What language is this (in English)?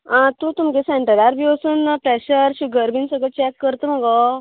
Konkani